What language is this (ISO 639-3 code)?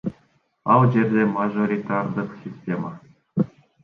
kir